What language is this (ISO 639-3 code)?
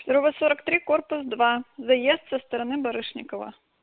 rus